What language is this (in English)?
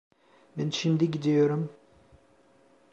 Turkish